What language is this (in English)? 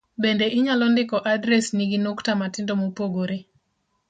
Luo (Kenya and Tanzania)